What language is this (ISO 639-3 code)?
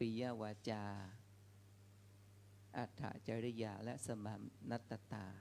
tha